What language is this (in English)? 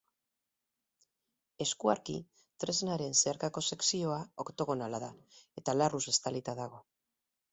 Basque